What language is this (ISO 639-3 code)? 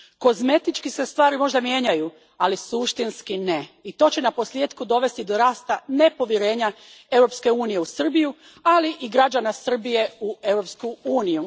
hrv